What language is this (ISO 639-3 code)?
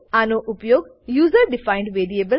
guj